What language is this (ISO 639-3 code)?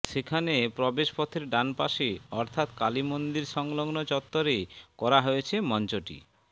ben